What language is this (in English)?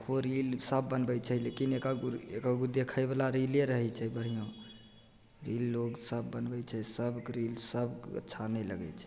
Maithili